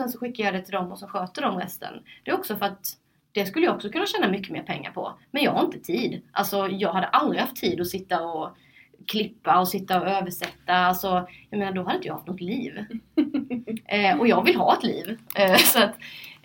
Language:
Swedish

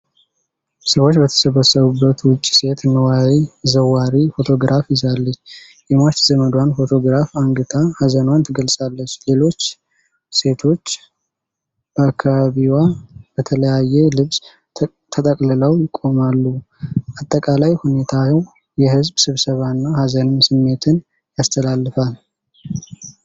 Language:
Amharic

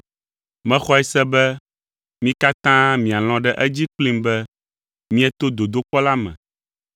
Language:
Ewe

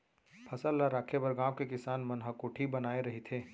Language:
Chhattisgarhi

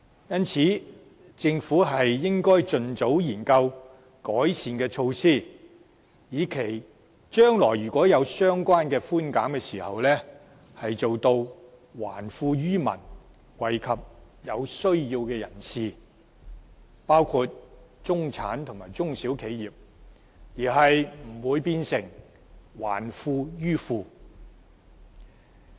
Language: Cantonese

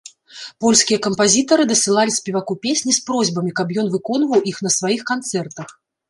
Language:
Belarusian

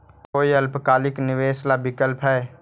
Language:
Magahi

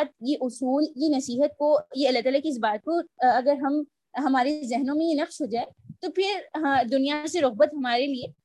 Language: Urdu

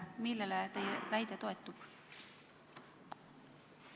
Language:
Estonian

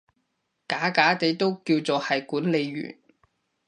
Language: Cantonese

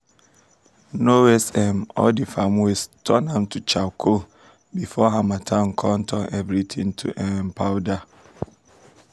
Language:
Nigerian Pidgin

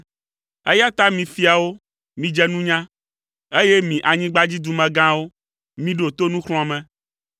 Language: Ewe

